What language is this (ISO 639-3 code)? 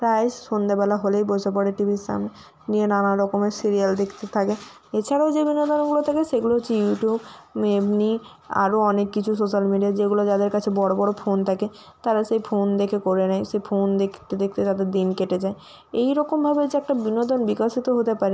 ben